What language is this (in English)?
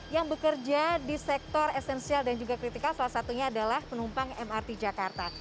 Indonesian